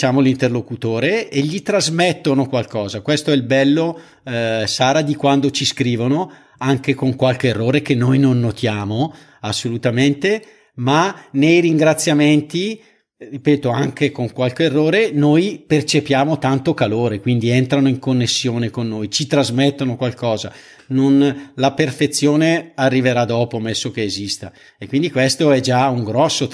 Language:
Italian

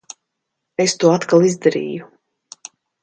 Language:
Latvian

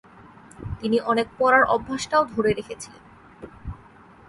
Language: Bangla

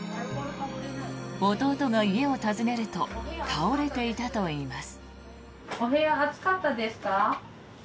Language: Japanese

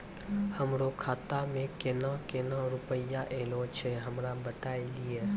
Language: Maithili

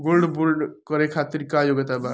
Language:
Bhojpuri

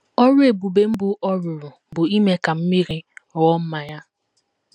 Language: Igbo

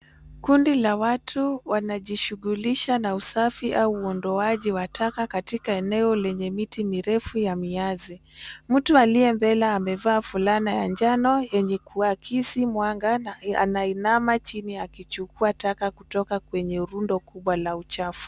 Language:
Swahili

